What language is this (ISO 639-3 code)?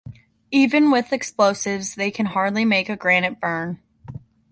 eng